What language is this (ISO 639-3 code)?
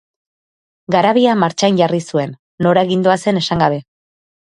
eus